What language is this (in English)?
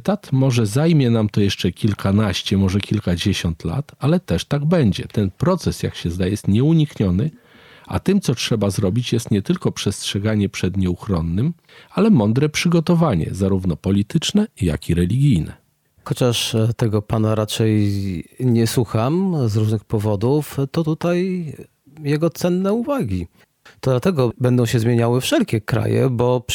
Polish